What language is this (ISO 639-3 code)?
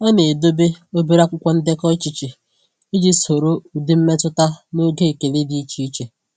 ibo